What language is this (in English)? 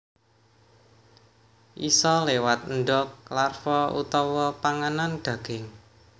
Javanese